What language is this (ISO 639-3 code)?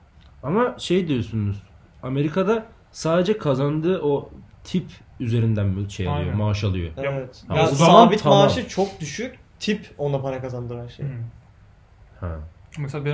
tur